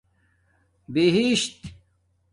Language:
Domaaki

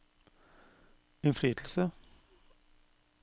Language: Norwegian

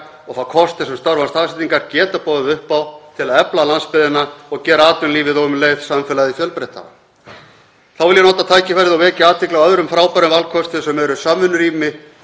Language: Icelandic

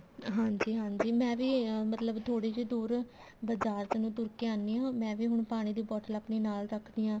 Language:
Punjabi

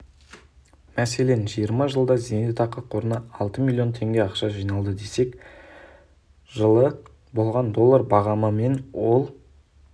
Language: Kazakh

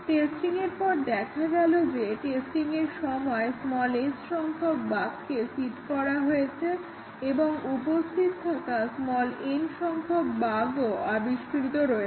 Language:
Bangla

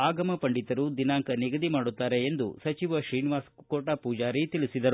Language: Kannada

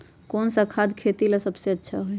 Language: Magahi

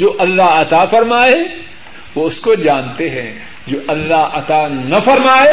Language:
Urdu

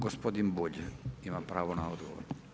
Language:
Croatian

